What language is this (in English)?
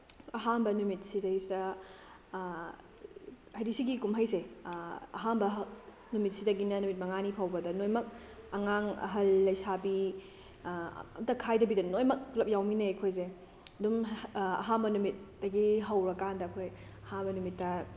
Manipuri